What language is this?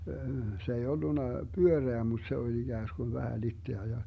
Finnish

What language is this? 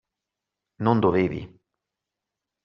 Italian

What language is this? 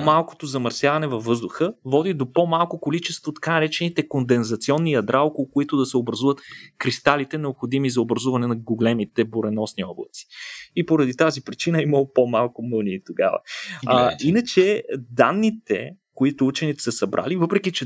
Bulgarian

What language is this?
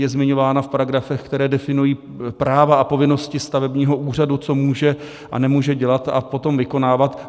Czech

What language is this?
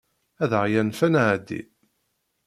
Kabyle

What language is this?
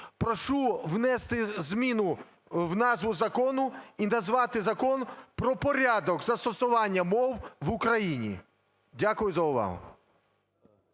Ukrainian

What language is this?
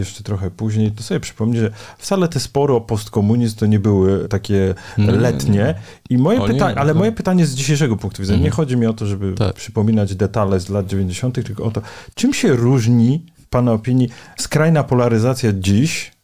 Polish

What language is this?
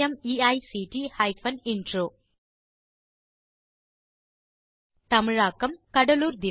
Tamil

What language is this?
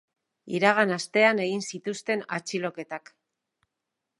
Basque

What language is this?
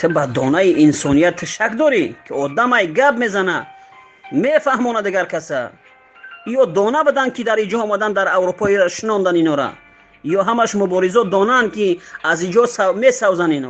Persian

